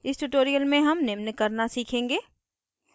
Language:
Hindi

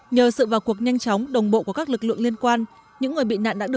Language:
Vietnamese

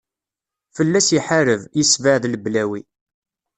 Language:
Kabyle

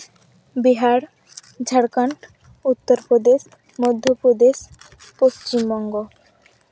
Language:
Santali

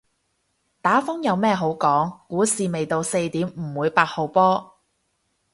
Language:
Cantonese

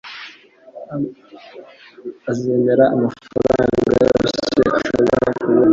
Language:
Kinyarwanda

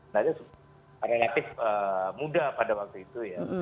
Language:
Indonesian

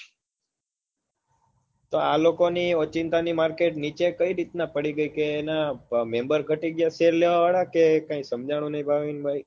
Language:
Gujarati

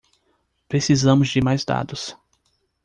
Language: Portuguese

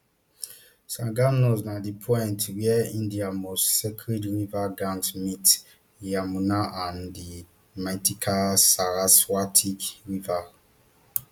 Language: Nigerian Pidgin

